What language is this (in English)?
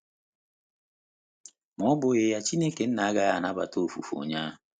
Igbo